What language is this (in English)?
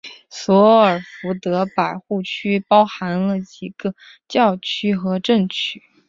Chinese